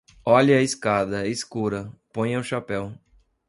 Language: Portuguese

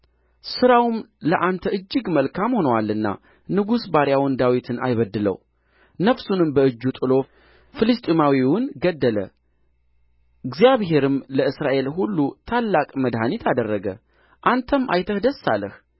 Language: Amharic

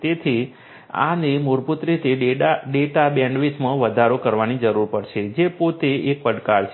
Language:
Gujarati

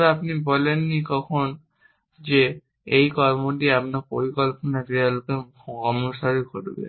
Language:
Bangla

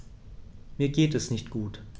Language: German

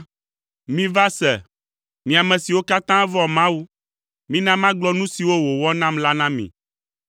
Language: Ewe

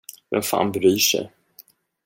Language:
Swedish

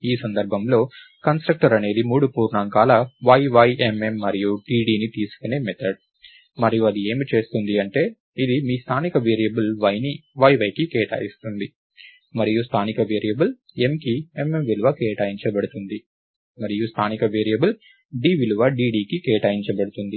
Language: Telugu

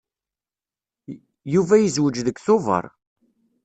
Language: Kabyle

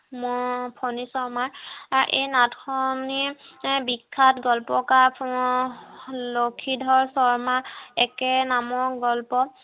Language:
Assamese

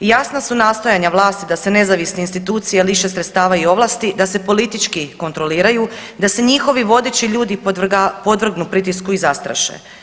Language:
Croatian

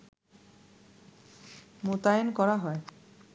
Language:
Bangla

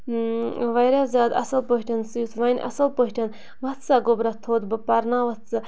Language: Kashmiri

